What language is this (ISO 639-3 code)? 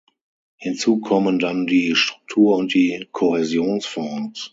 deu